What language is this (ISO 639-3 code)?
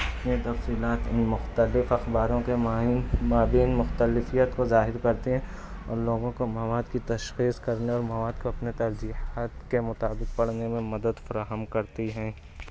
urd